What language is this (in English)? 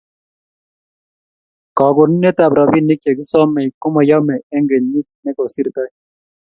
Kalenjin